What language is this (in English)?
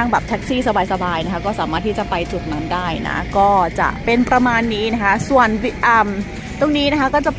Thai